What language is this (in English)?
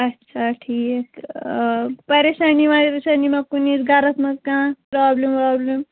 Kashmiri